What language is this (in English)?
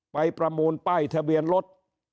Thai